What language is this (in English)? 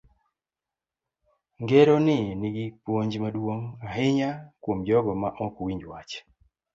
Luo (Kenya and Tanzania)